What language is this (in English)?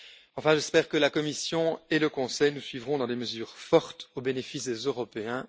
French